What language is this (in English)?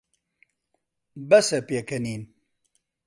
Central Kurdish